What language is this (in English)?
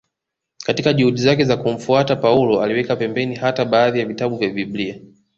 Swahili